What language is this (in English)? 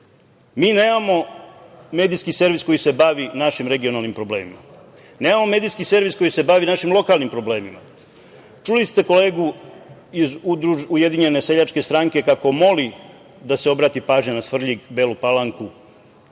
Serbian